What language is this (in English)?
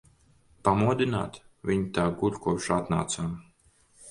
Latvian